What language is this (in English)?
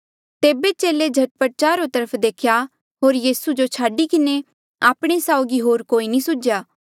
Mandeali